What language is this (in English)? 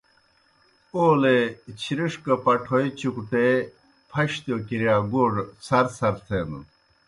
Kohistani Shina